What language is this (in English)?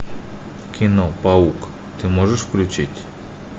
Russian